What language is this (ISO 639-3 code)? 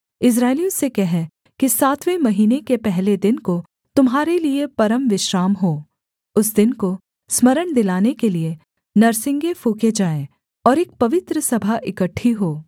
hin